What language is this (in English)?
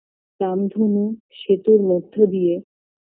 Bangla